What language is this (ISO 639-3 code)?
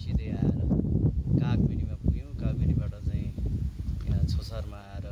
hin